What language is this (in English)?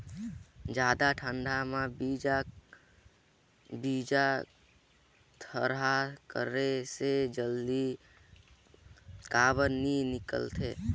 Chhattisgarhi